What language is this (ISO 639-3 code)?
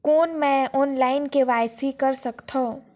hne